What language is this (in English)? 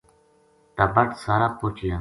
Gujari